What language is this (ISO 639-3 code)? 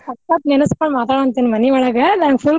kan